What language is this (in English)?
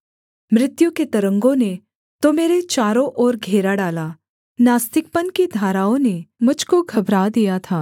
Hindi